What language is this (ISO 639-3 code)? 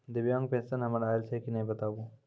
mai